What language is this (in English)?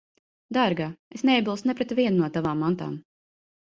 Latvian